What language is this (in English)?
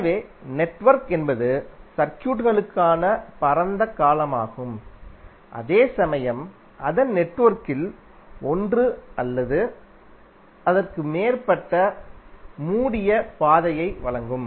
Tamil